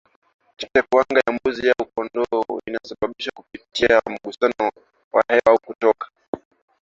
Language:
Swahili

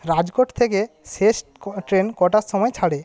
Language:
Bangla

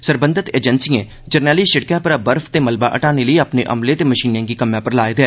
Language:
Dogri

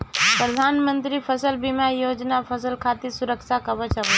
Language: Bhojpuri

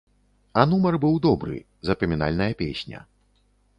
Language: Belarusian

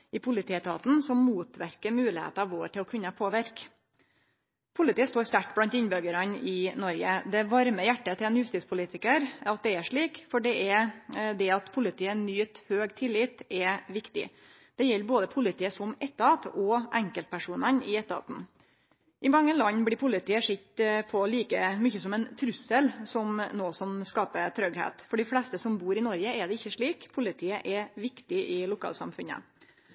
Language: Norwegian Nynorsk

